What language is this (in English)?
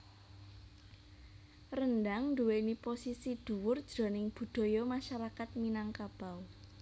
Javanese